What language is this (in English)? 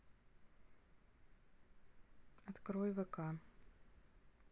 Russian